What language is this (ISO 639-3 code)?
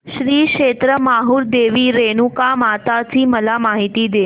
mar